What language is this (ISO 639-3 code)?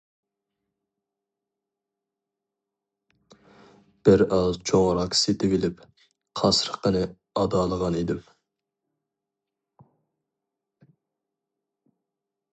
uig